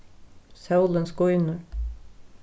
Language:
Faroese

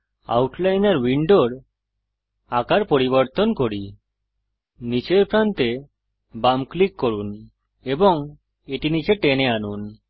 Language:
Bangla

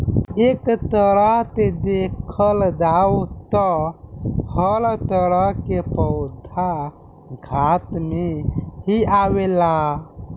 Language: Bhojpuri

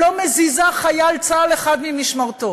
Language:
Hebrew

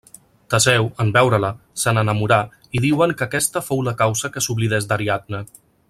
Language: Catalan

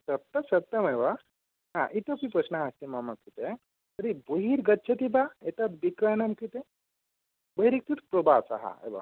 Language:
Sanskrit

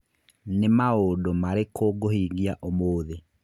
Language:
Kikuyu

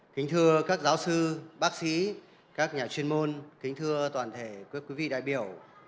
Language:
Vietnamese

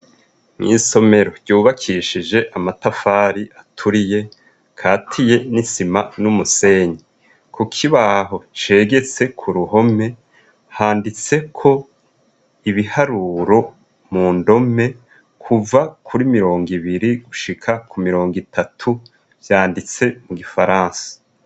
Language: Rundi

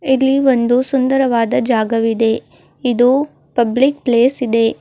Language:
Kannada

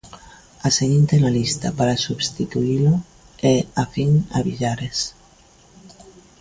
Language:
Galician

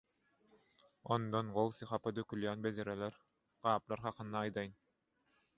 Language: Turkmen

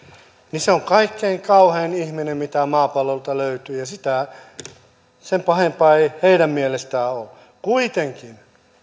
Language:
Finnish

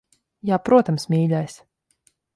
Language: Latvian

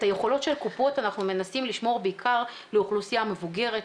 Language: Hebrew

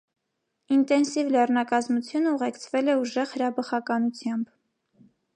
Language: Armenian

